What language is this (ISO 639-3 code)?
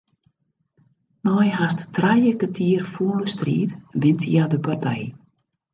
fry